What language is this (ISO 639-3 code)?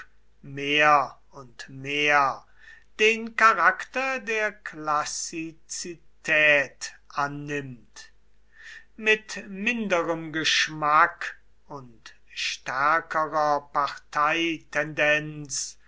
deu